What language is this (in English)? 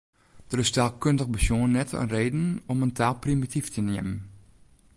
Western Frisian